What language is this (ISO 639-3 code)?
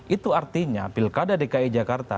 ind